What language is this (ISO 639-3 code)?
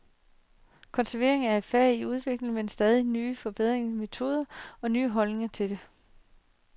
dan